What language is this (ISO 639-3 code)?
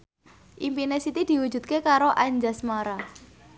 jav